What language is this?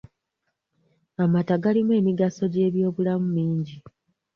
Ganda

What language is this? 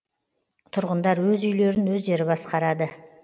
Kazakh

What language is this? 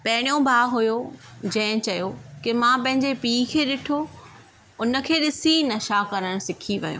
Sindhi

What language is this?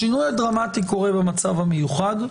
Hebrew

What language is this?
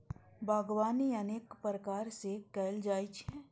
Maithili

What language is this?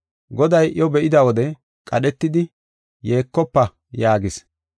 Gofa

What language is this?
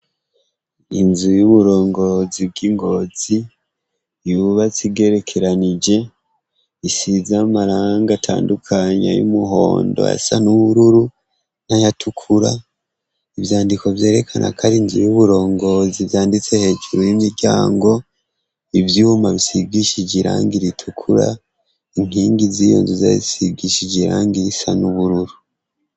Rundi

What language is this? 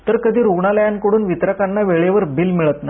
Marathi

